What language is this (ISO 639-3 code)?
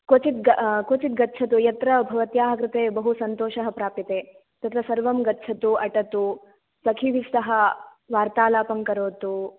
san